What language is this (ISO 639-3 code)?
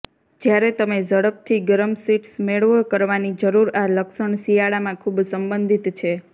guj